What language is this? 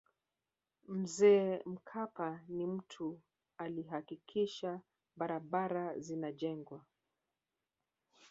Swahili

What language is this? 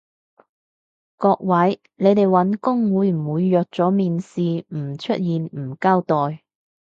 Cantonese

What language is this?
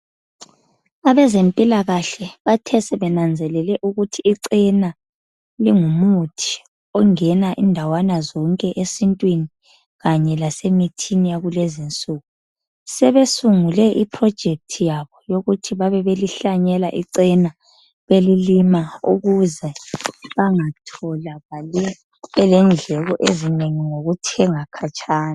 North Ndebele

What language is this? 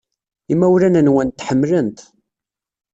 Kabyle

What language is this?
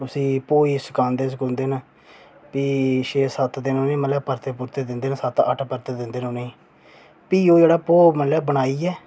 Dogri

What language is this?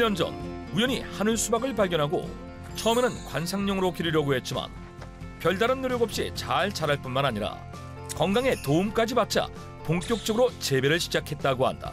Korean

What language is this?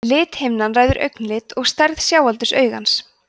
Icelandic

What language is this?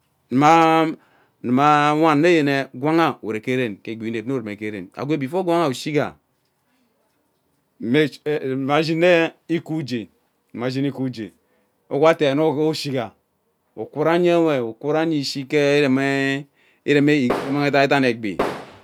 Ubaghara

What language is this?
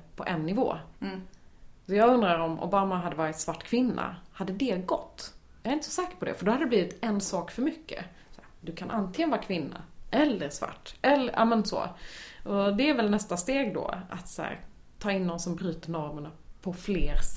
Swedish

